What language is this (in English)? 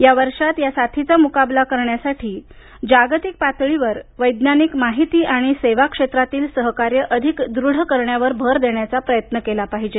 Marathi